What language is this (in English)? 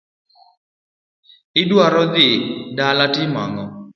Luo (Kenya and Tanzania)